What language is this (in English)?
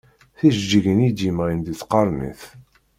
Kabyle